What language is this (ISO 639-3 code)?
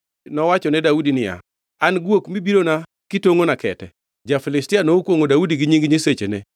luo